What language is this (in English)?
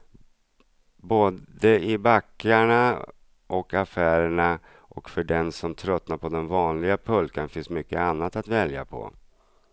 Swedish